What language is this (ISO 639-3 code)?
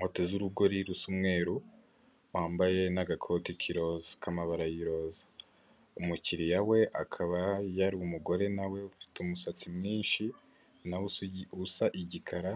kin